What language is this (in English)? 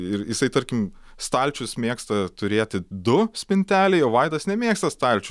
Lithuanian